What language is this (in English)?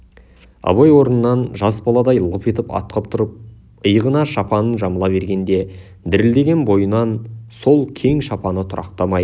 Kazakh